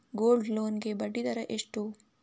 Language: Kannada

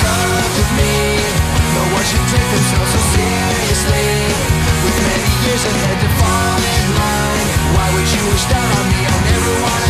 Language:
Italian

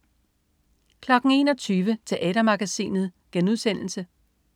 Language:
Danish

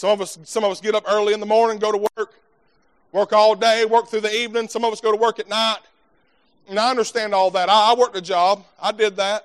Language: English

